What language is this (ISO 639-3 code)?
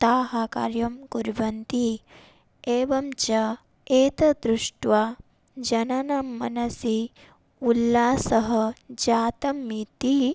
san